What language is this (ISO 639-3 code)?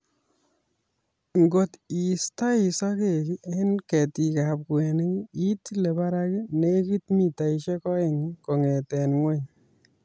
kln